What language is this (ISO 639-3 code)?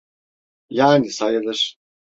tur